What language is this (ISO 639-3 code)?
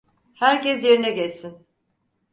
tur